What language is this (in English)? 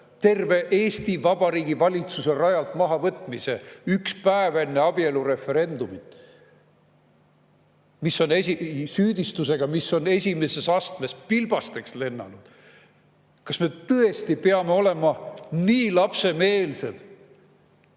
Estonian